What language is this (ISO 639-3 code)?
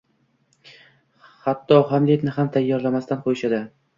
uzb